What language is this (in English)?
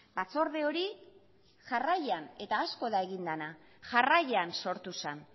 Basque